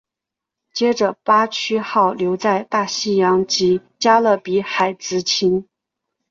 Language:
Chinese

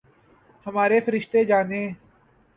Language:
Urdu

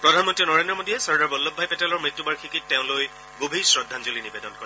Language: Assamese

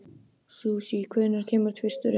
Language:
Icelandic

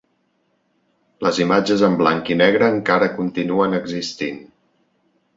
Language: Catalan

